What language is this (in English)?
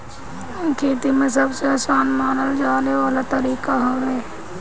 Bhojpuri